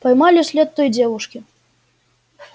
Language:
Russian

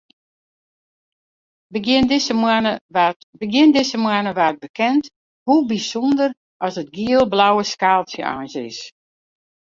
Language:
Western Frisian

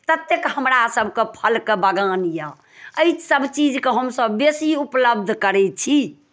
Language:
Maithili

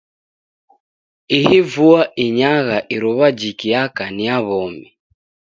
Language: Taita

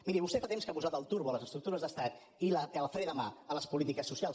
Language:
Catalan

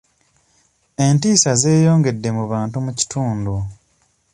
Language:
Ganda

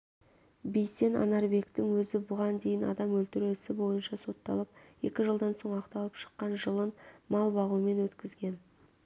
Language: Kazakh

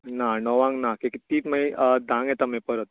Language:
Konkani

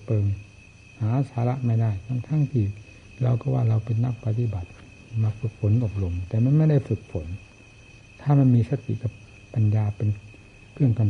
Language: Thai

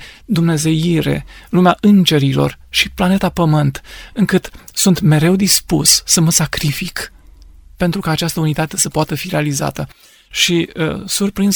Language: Romanian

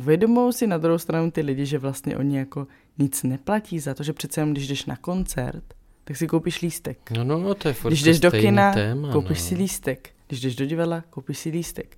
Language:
Czech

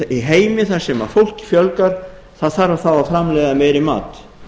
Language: Icelandic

